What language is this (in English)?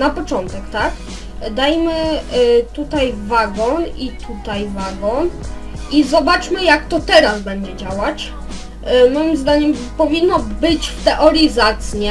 Polish